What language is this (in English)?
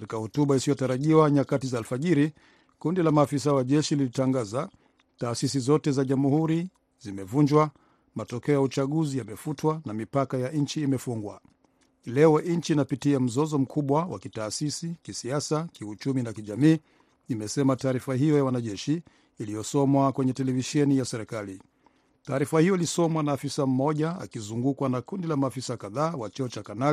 Swahili